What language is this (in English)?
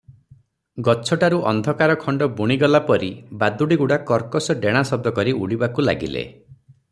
Odia